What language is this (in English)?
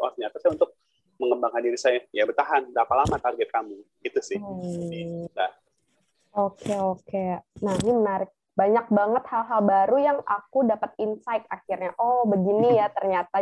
Indonesian